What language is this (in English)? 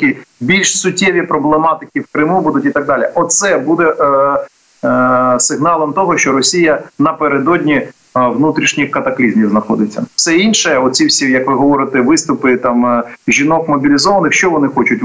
Ukrainian